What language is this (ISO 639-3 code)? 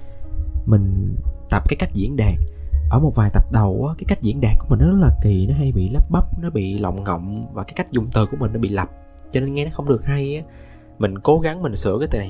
vie